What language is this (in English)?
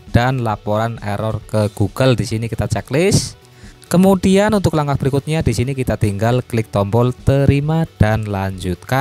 Indonesian